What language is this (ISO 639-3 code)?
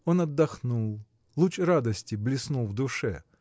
rus